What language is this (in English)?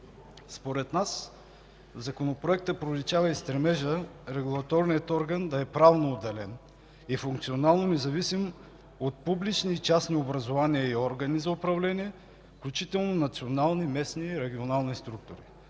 Bulgarian